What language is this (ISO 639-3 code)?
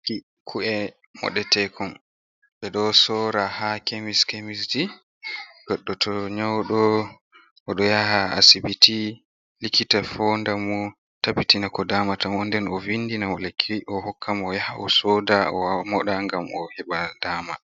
ful